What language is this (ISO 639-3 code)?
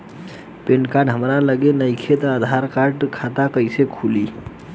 bho